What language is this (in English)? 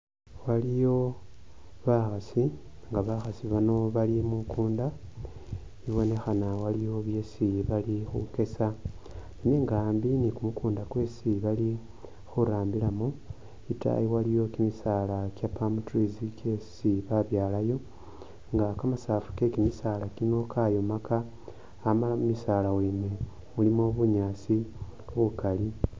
Masaaba